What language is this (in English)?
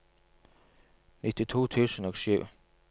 Norwegian